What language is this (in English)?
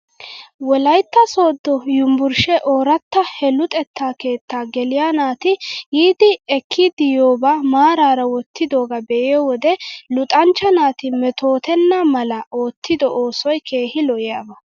Wolaytta